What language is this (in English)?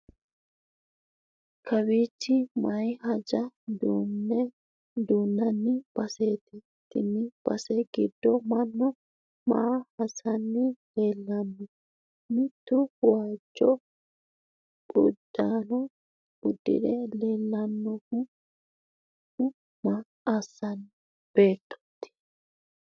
Sidamo